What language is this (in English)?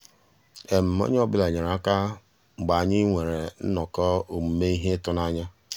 Igbo